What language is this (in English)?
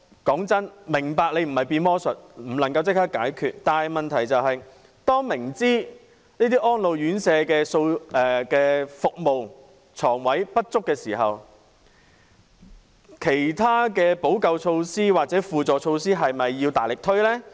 Cantonese